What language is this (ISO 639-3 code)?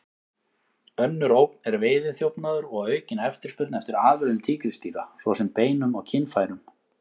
isl